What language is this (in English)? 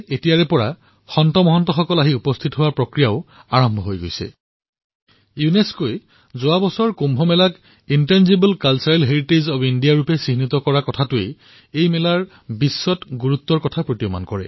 Assamese